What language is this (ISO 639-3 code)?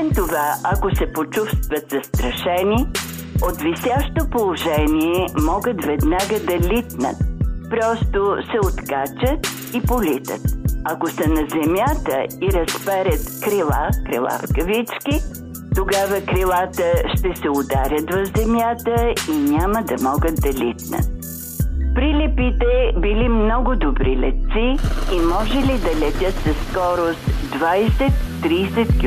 bul